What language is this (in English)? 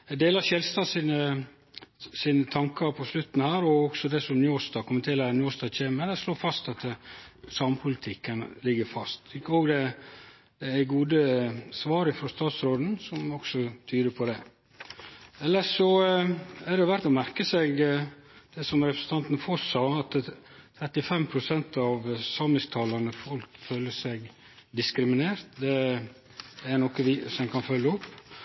Norwegian Nynorsk